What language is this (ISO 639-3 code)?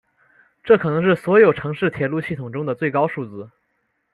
zho